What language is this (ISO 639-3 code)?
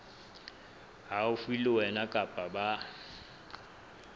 sot